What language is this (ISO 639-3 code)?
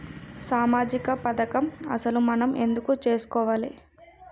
tel